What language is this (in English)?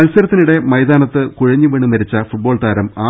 Malayalam